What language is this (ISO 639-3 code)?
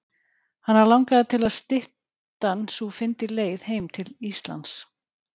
isl